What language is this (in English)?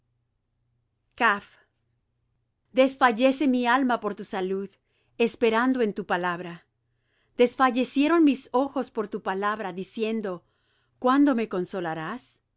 Spanish